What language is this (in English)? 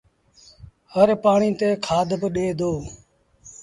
Sindhi Bhil